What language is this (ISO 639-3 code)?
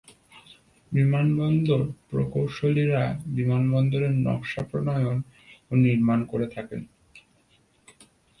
ben